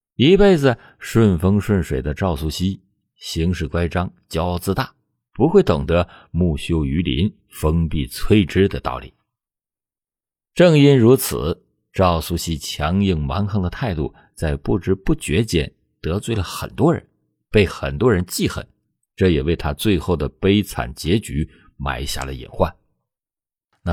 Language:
Chinese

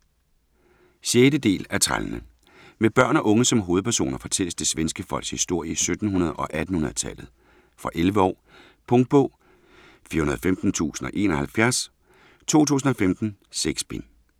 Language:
Danish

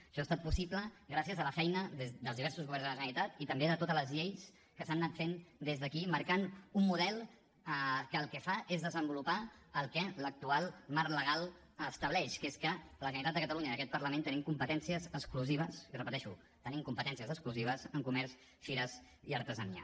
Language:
Catalan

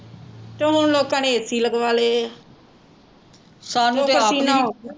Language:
Punjabi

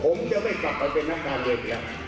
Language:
Thai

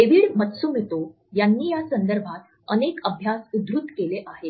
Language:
Marathi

